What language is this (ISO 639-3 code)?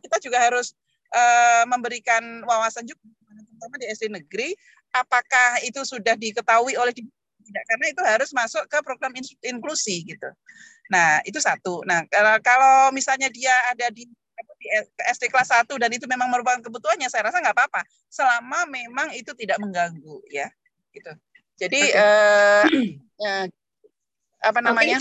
ind